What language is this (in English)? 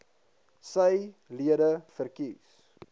Afrikaans